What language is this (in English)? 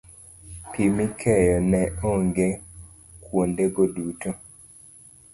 Luo (Kenya and Tanzania)